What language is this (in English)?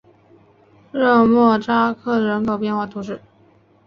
Chinese